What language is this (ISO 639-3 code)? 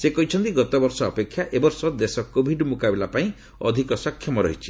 ori